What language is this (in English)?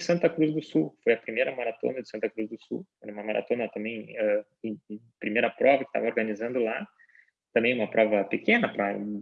Portuguese